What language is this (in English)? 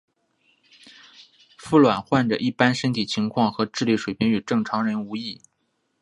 Chinese